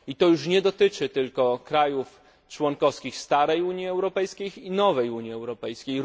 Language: Polish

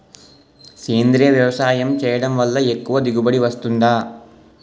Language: Telugu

